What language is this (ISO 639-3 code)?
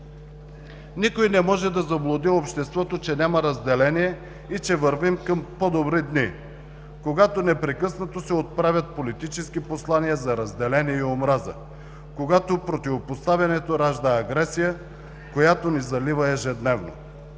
bul